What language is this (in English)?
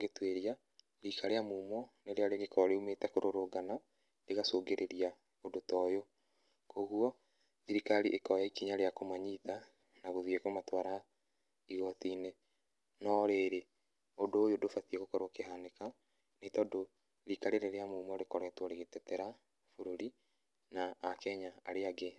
Kikuyu